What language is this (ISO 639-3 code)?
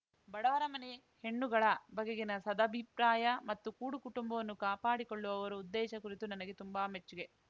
kan